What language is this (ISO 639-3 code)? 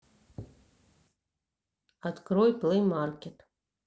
rus